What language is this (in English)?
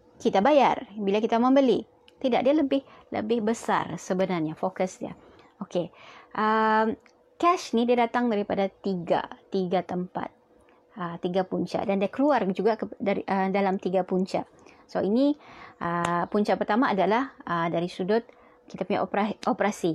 Malay